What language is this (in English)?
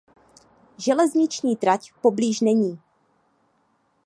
Czech